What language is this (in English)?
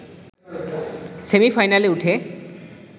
Bangla